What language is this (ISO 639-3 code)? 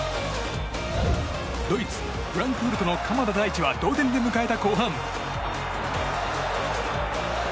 jpn